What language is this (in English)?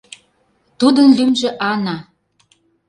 Mari